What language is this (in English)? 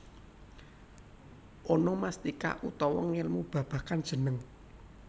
Javanese